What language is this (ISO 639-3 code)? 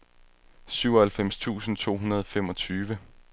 dan